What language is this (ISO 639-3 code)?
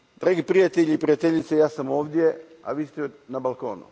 hrv